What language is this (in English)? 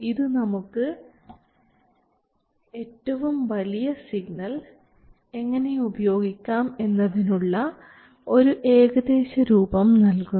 Malayalam